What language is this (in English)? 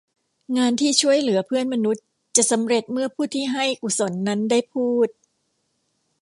Thai